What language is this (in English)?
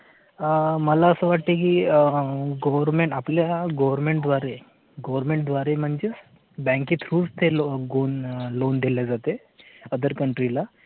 Marathi